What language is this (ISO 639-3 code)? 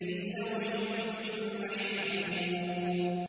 ara